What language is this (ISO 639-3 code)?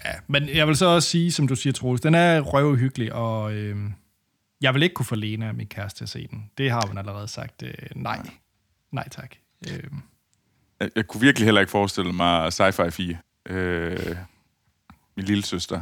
dan